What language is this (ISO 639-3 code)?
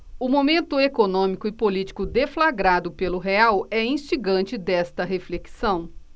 por